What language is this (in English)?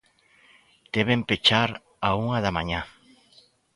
Galician